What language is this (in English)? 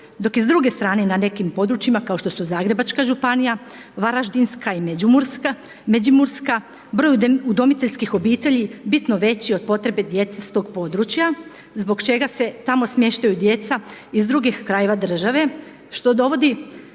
Croatian